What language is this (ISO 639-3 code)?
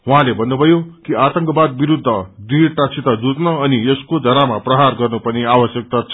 nep